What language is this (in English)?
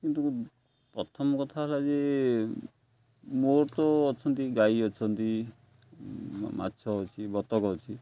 Odia